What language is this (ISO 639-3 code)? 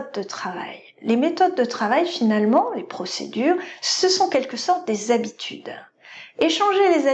fra